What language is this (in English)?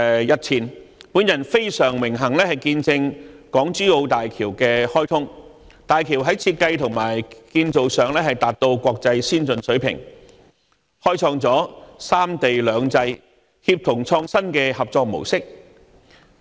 Cantonese